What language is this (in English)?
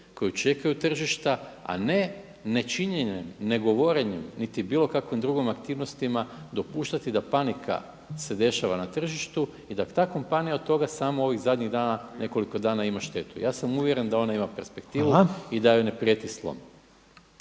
Croatian